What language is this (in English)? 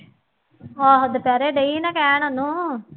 Punjabi